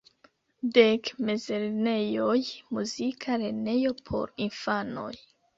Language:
Esperanto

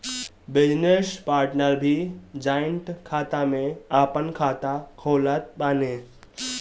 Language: Bhojpuri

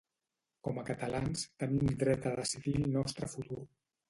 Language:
Catalan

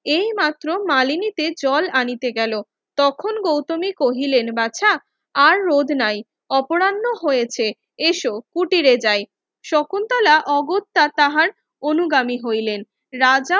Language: Bangla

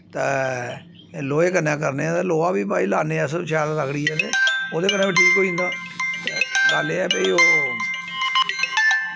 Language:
Dogri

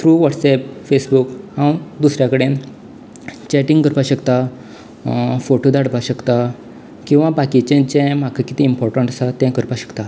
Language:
Konkani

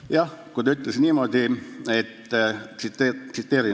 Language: Estonian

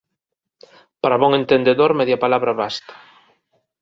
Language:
Galician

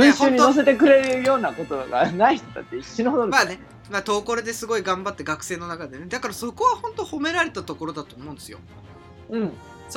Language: Japanese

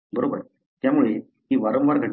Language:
Marathi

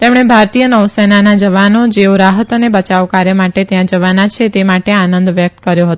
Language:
Gujarati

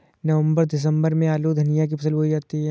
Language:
Hindi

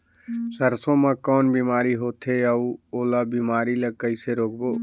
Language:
Chhattisgarhi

